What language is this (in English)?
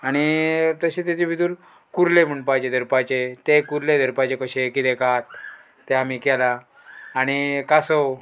Konkani